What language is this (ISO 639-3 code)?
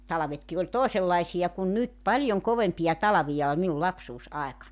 fin